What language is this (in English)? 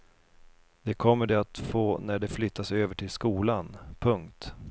Swedish